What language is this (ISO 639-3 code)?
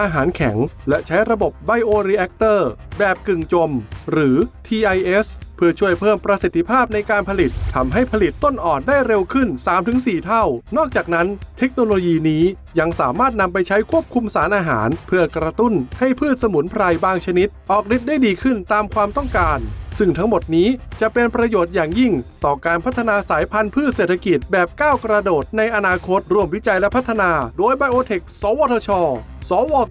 tha